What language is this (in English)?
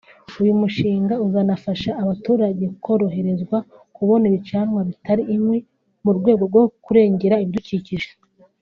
Kinyarwanda